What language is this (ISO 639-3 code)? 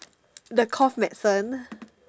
eng